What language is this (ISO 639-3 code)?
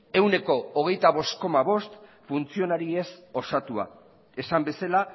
eus